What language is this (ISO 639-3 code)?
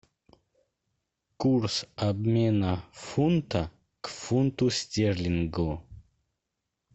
rus